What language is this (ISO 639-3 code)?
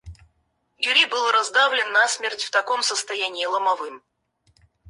rus